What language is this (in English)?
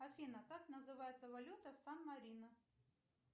Russian